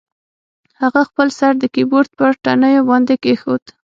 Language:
Pashto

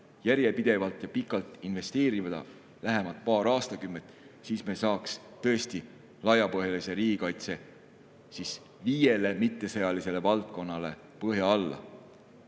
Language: Estonian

